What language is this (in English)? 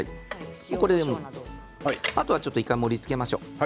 Japanese